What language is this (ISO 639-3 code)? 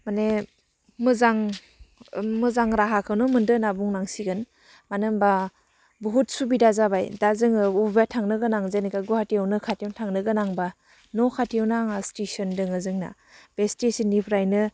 brx